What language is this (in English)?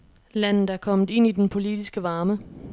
Danish